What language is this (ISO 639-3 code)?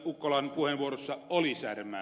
fin